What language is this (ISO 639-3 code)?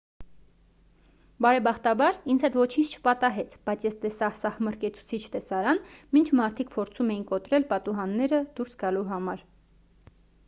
hye